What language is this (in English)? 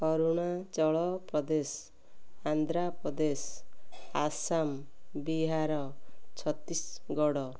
Odia